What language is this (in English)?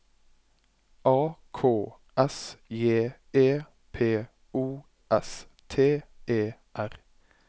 Norwegian